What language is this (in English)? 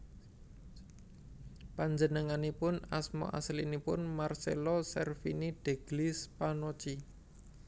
Javanese